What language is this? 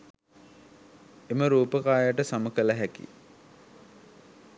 Sinhala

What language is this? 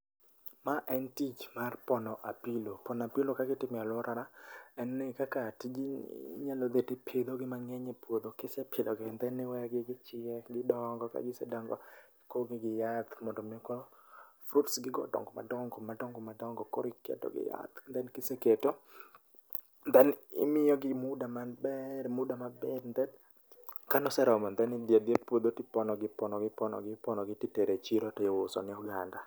Luo (Kenya and Tanzania)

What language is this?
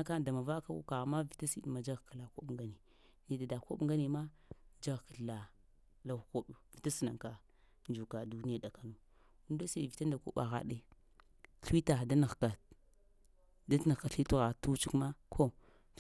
Lamang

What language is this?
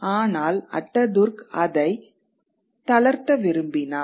Tamil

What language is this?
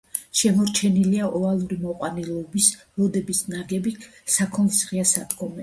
Georgian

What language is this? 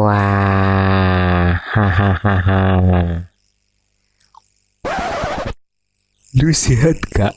Indonesian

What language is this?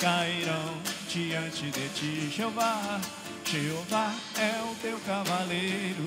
Portuguese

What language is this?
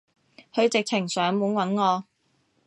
Cantonese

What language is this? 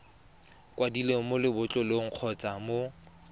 Tswana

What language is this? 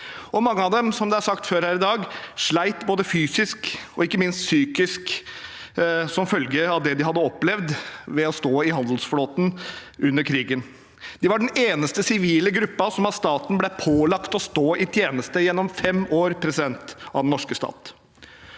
Norwegian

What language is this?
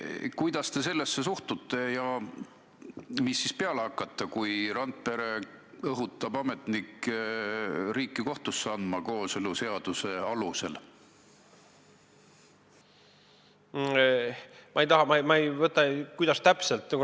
Estonian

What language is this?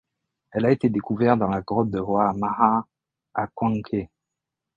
French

